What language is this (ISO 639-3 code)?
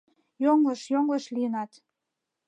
chm